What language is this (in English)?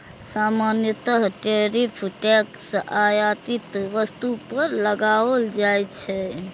Maithili